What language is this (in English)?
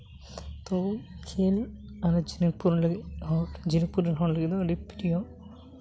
Santali